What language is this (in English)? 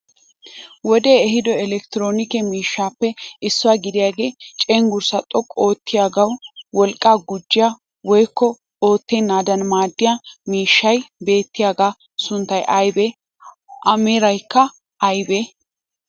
Wolaytta